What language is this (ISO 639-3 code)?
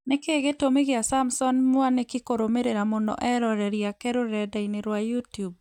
kik